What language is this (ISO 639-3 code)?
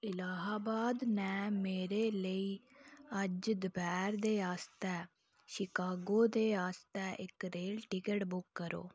doi